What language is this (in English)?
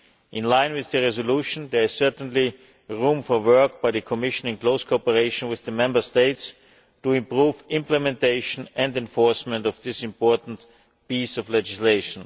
English